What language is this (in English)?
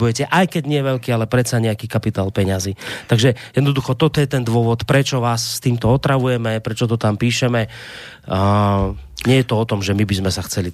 Slovak